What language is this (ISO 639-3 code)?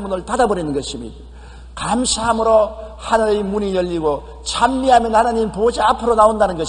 kor